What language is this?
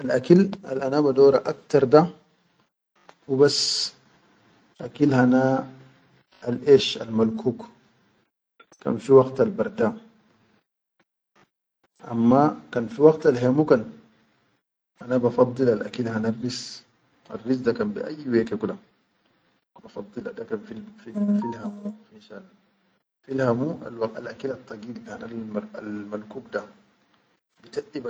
Chadian Arabic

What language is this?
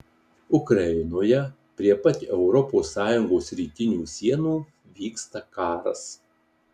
Lithuanian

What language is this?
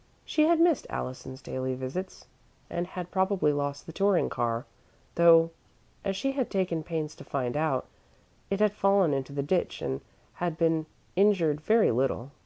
English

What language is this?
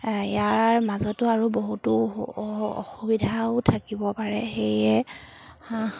Assamese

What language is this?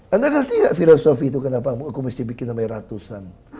Indonesian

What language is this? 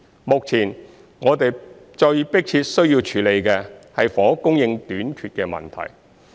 Cantonese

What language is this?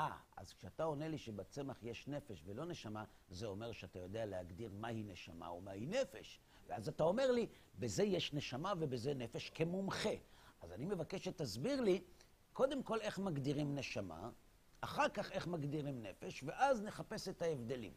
Hebrew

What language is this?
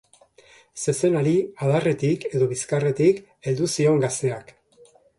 Basque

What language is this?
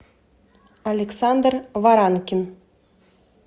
Russian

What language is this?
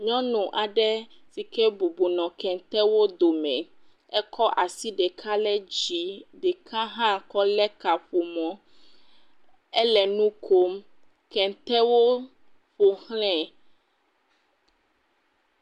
Ewe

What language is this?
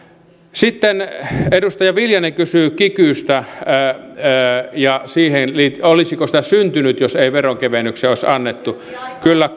Finnish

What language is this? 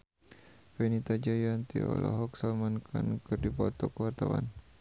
Sundanese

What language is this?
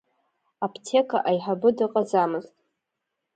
Abkhazian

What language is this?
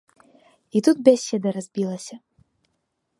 Belarusian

